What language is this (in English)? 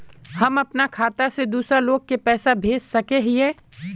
Magahi